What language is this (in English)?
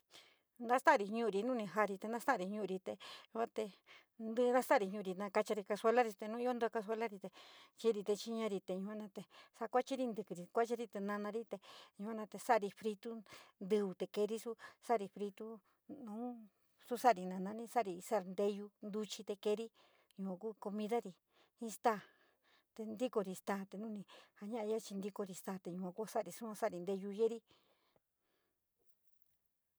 San Miguel El Grande Mixtec